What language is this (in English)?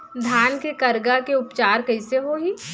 Chhattisgarhi